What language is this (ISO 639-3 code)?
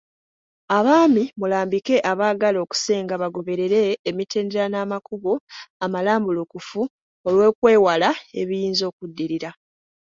lug